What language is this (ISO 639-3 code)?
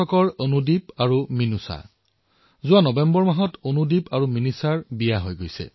asm